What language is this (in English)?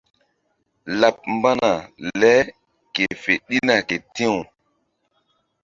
Mbum